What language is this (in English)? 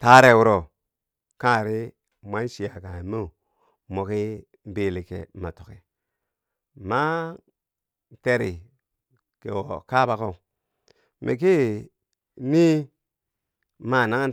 Bangwinji